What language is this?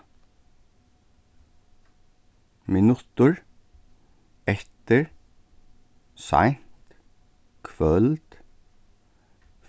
Faroese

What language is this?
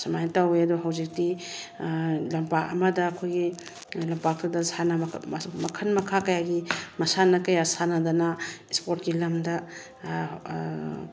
Manipuri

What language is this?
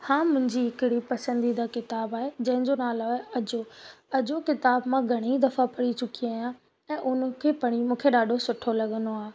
Sindhi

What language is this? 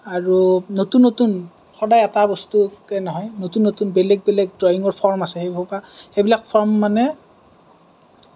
Assamese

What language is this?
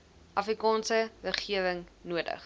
Afrikaans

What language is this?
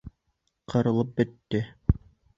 Bashkir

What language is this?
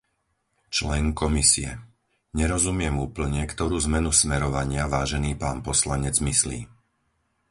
Slovak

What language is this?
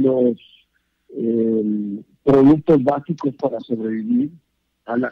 Spanish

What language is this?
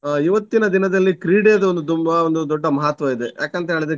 Kannada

